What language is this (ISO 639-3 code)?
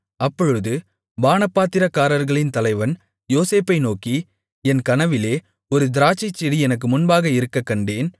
tam